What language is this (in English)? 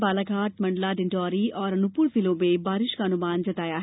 Hindi